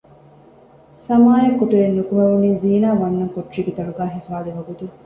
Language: Divehi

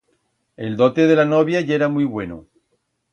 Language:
Aragonese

